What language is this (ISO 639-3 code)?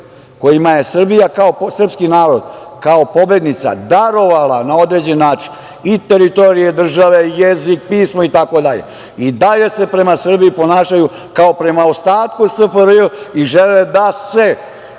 srp